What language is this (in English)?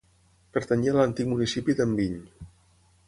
Catalan